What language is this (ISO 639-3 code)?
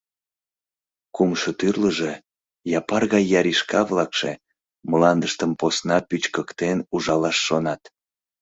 chm